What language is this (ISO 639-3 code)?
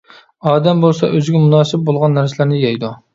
uig